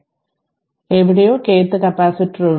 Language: Malayalam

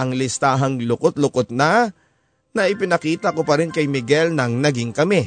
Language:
Filipino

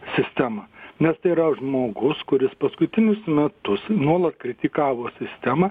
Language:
Lithuanian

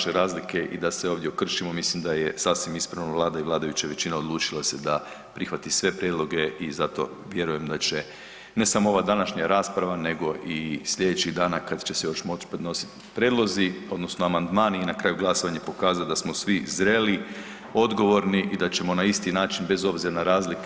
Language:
Croatian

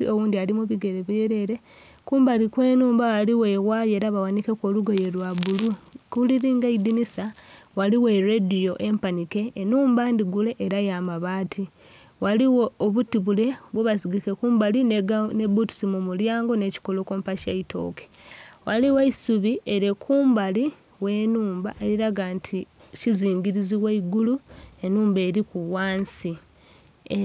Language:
Soga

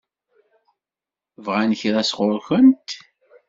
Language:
Kabyle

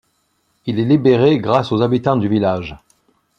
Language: French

